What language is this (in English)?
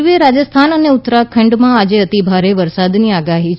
Gujarati